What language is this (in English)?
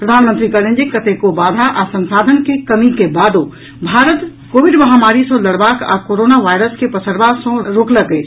Maithili